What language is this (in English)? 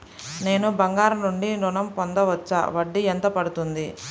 Telugu